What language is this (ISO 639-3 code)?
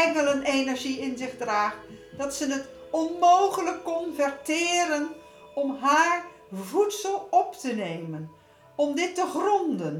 nld